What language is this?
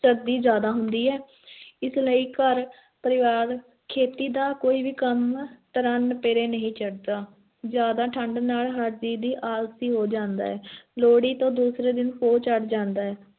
Punjabi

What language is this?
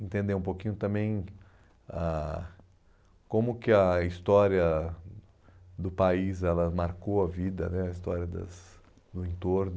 Portuguese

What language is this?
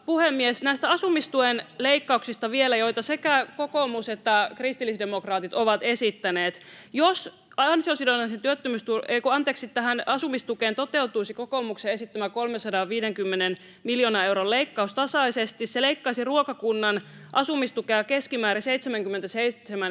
Finnish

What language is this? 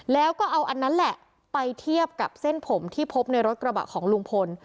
Thai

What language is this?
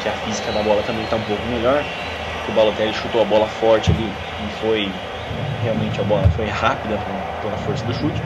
Portuguese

